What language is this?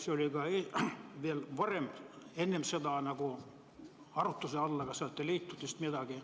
Estonian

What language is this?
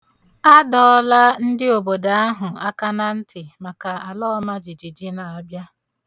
Igbo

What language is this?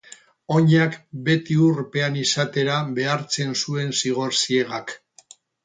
Basque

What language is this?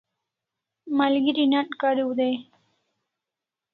Kalasha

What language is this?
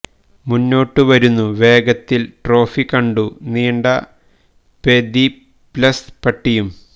Malayalam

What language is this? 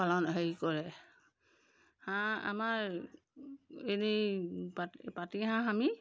Assamese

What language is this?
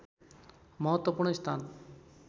Nepali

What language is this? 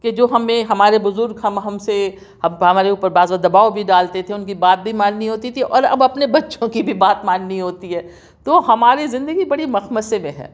Urdu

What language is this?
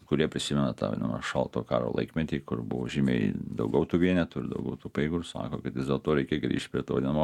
Lithuanian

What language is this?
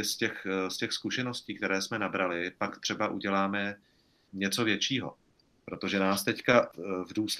Czech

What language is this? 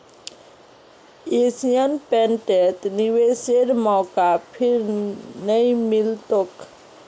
Magahi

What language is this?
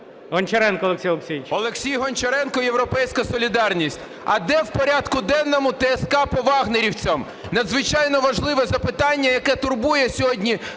Ukrainian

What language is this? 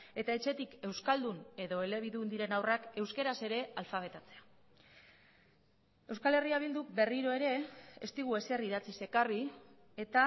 Basque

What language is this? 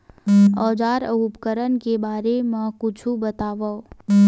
Chhattisgarhi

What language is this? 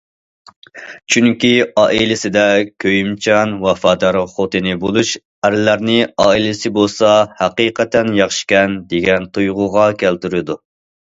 Uyghur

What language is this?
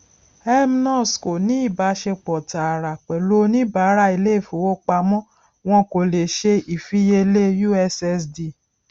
Yoruba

